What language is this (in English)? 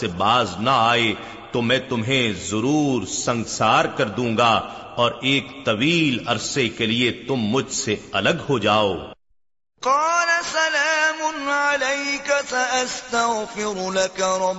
Urdu